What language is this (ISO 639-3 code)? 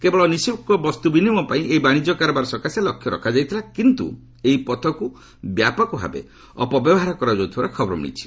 ori